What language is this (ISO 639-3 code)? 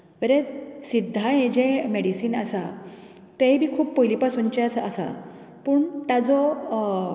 kok